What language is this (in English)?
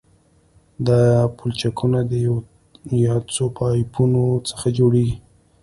Pashto